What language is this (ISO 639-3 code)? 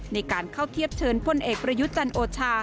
tha